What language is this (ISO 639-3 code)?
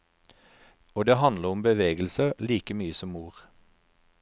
nor